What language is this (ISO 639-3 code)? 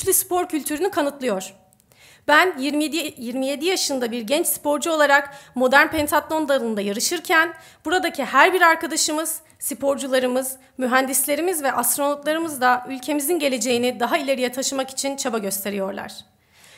tur